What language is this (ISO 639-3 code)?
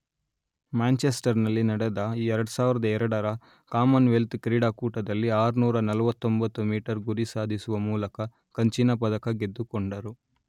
kan